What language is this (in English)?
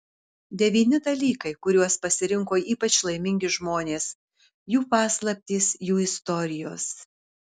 Lithuanian